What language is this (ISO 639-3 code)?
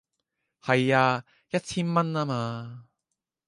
yue